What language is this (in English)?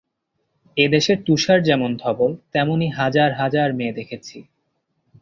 Bangla